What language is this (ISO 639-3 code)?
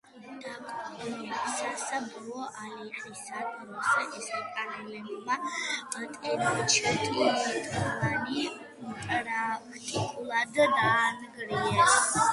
kat